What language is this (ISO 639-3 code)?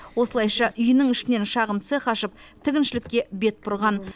kaz